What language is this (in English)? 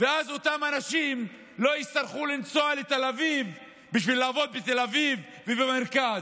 Hebrew